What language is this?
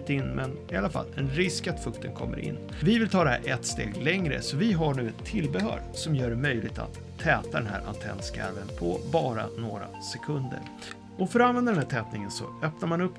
Swedish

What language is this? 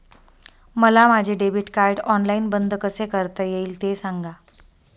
Marathi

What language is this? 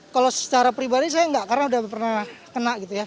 Indonesian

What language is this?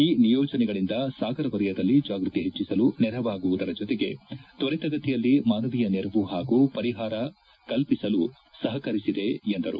Kannada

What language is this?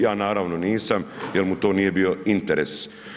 Croatian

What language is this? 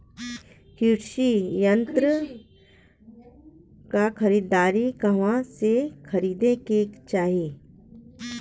Bhojpuri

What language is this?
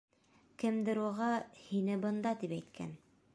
Bashkir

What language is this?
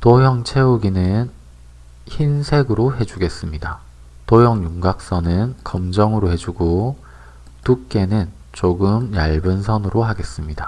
Korean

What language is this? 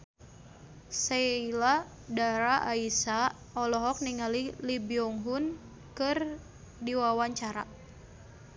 Sundanese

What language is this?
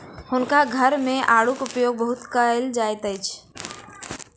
Maithili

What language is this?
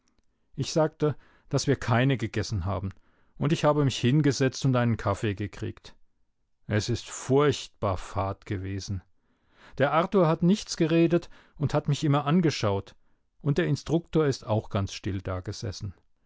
German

